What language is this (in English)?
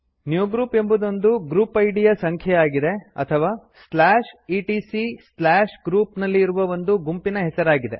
Kannada